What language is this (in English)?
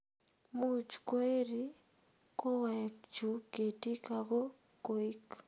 Kalenjin